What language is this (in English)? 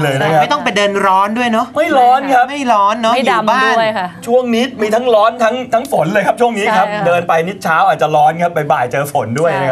Thai